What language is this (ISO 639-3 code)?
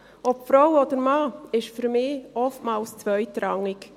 gsw